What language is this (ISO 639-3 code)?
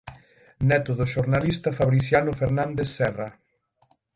glg